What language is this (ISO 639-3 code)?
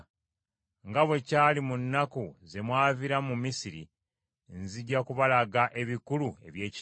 lug